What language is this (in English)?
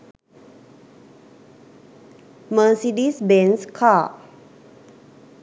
Sinhala